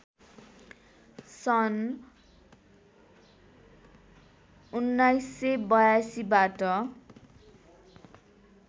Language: Nepali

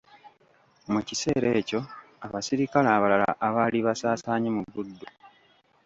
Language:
Ganda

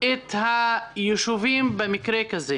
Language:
Hebrew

